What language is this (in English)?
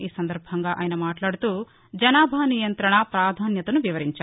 Telugu